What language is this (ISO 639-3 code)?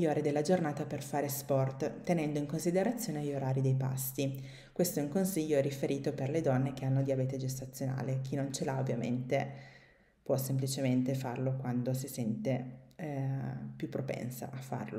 ita